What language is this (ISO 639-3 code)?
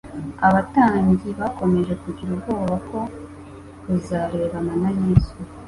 kin